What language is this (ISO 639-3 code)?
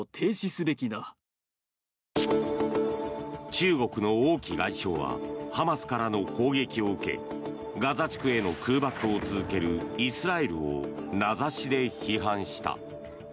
jpn